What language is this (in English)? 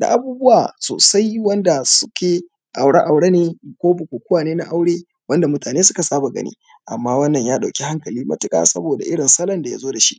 Hausa